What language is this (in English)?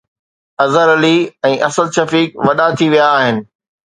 Sindhi